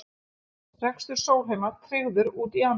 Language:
Icelandic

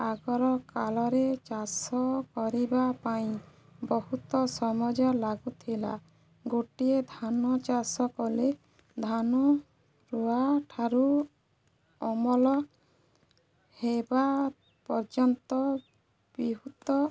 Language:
Odia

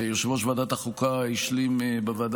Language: Hebrew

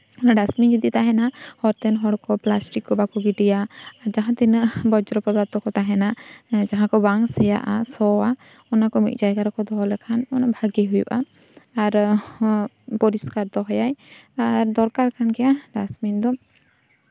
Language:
Santali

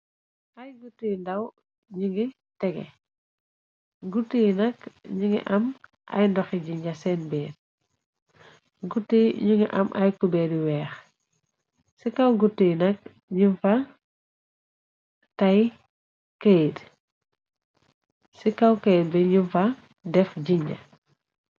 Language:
Wolof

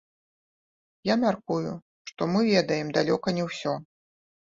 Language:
Belarusian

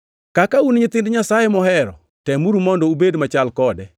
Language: Luo (Kenya and Tanzania)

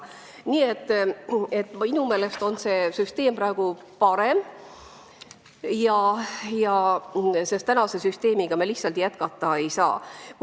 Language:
Estonian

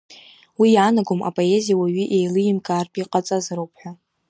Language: Abkhazian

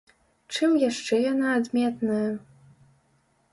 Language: Belarusian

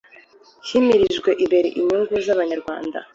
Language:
Kinyarwanda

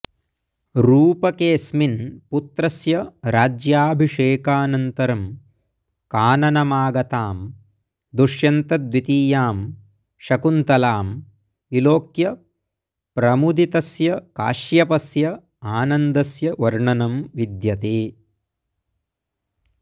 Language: Sanskrit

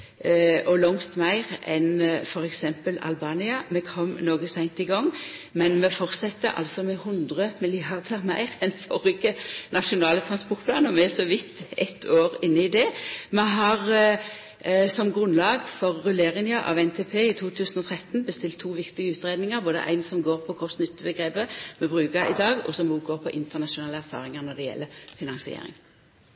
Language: Norwegian Nynorsk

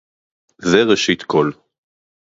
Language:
Hebrew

